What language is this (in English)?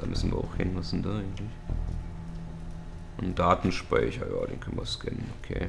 German